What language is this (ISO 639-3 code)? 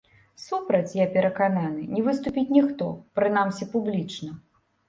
bel